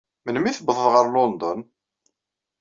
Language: Kabyle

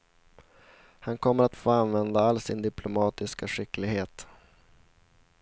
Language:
Swedish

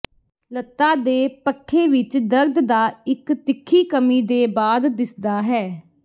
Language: Punjabi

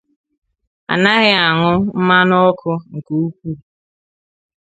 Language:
Igbo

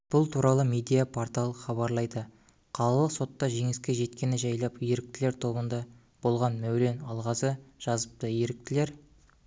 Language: Kazakh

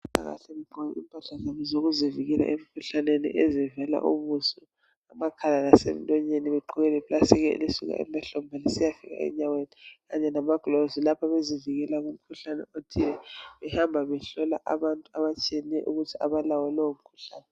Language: North Ndebele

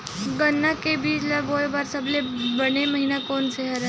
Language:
Chhattisgarhi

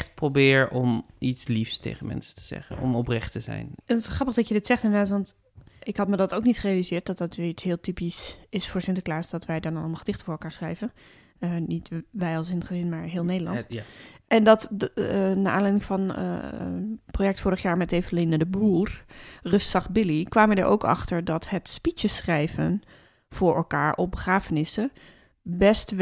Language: Dutch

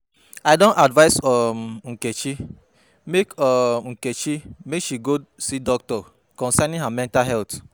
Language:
Nigerian Pidgin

